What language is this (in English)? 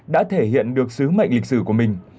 Vietnamese